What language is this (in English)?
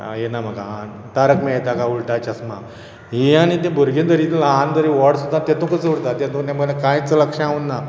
Konkani